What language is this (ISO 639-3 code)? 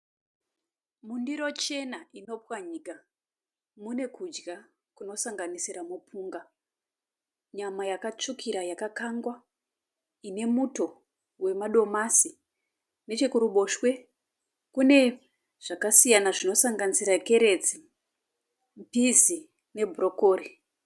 sna